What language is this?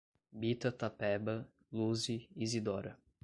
Portuguese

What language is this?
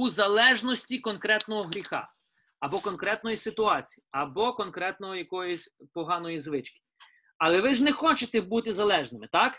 Ukrainian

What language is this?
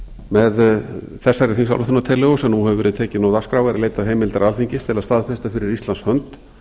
Icelandic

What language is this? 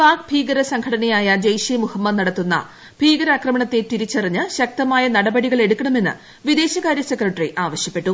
Malayalam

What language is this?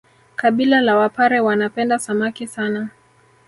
Swahili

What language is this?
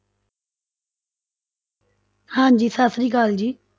Punjabi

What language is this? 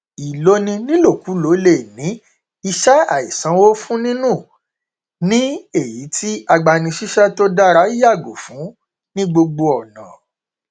Yoruba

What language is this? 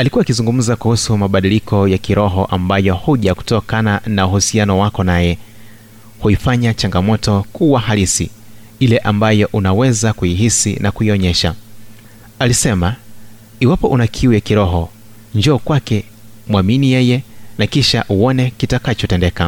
Swahili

